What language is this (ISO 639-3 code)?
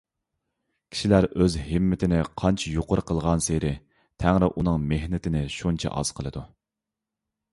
uig